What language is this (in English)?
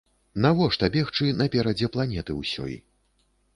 Belarusian